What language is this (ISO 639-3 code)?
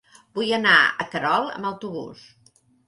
cat